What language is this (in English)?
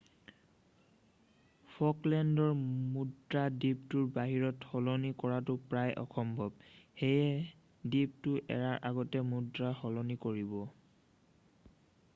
Assamese